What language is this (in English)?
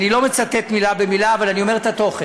Hebrew